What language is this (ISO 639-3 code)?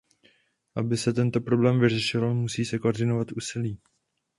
ces